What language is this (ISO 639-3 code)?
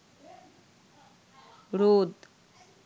ben